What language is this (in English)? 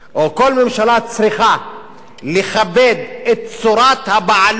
Hebrew